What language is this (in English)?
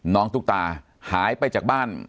Thai